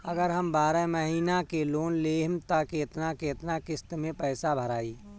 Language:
Bhojpuri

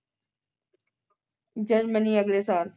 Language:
Punjabi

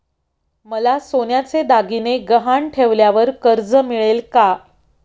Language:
Marathi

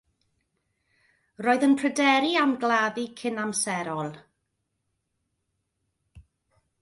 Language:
Welsh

